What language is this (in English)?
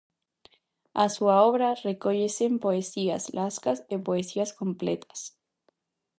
Galician